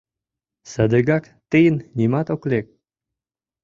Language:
Mari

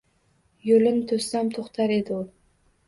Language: Uzbek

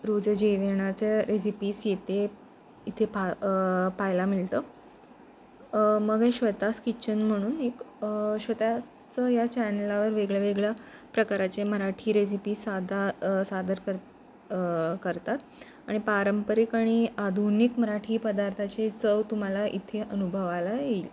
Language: Marathi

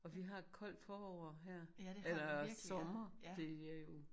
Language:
Danish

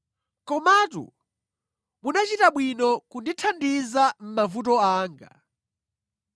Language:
Nyanja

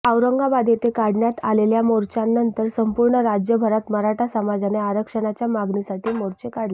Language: Marathi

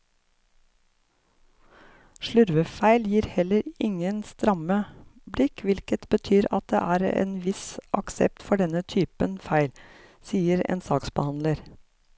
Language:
Norwegian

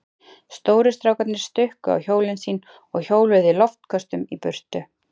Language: Icelandic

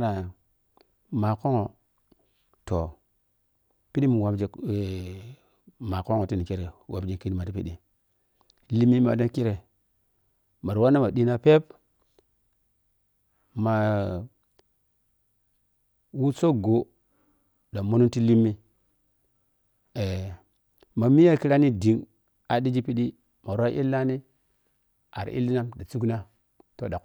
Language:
Piya-Kwonci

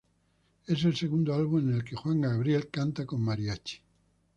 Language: Spanish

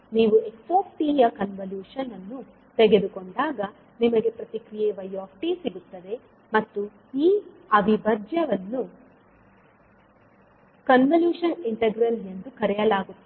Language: Kannada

